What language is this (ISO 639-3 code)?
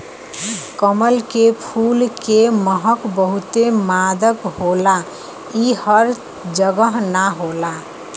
bho